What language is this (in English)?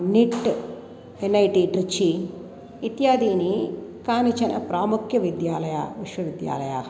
Sanskrit